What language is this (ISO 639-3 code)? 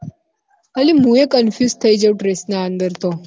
guj